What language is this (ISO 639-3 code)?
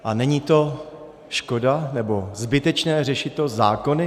ces